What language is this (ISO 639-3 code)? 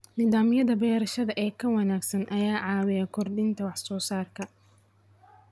som